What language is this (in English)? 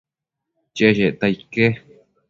Matsés